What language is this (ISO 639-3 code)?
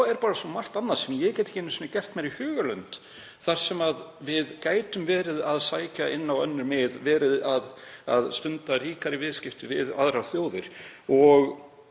isl